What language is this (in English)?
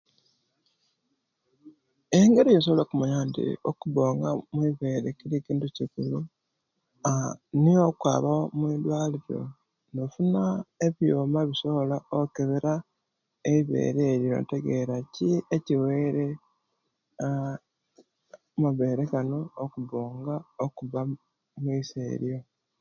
Kenyi